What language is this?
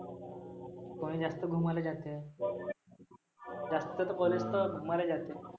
Marathi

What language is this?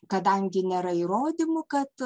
Lithuanian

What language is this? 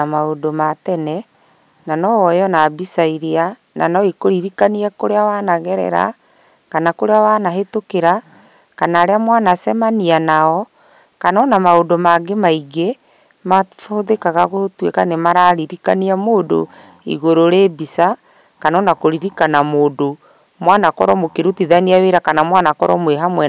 Kikuyu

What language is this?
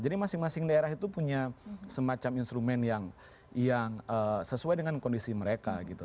Indonesian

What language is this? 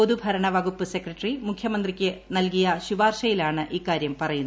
Malayalam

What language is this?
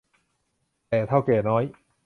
Thai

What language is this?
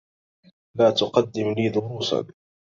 Arabic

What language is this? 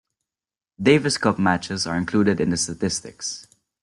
English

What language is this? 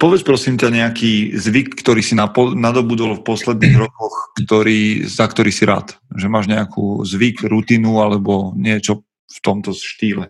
Slovak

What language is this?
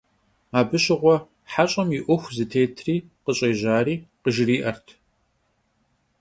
Kabardian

